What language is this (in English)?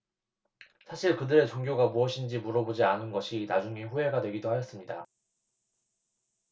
Korean